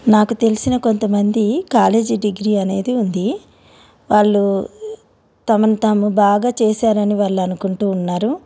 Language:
Telugu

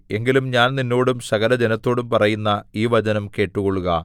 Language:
Malayalam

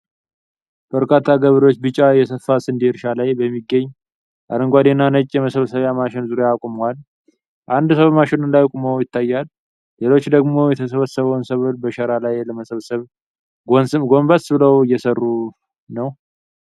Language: Amharic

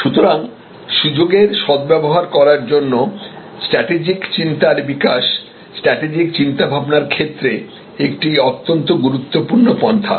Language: Bangla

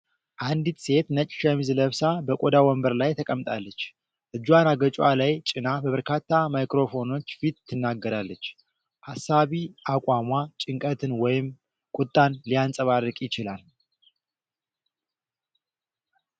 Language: Amharic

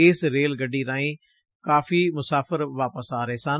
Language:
Punjabi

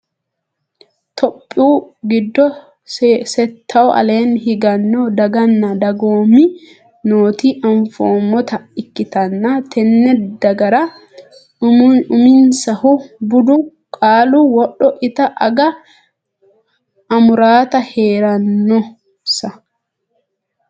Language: Sidamo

